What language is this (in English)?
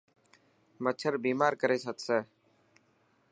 Dhatki